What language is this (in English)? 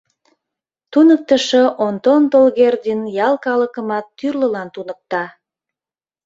Mari